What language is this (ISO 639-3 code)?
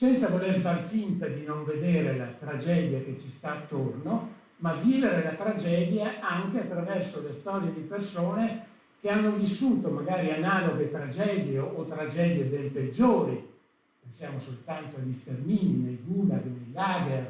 ita